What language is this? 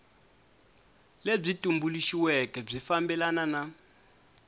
Tsonga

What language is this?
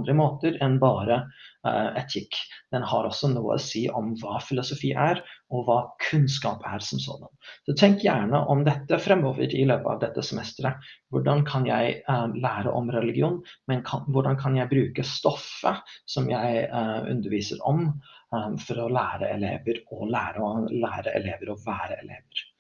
Norwegian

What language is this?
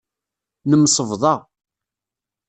Kabyle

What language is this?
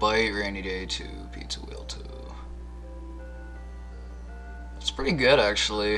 English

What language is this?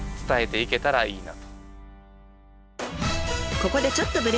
Japanese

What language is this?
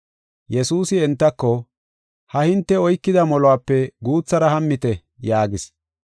Gofa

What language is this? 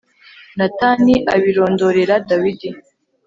Kinyarwanda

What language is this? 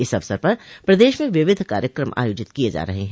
Hindi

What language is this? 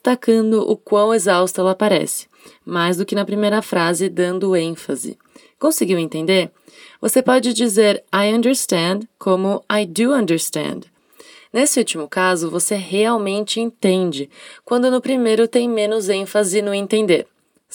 Portuguese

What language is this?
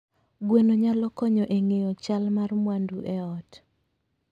Luo (Kenya and Tanzania)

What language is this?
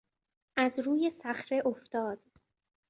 Persian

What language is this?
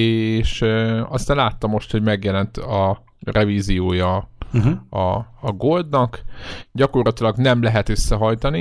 Hungarian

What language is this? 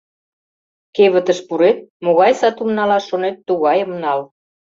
Mari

